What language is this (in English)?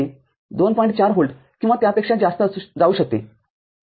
Marathi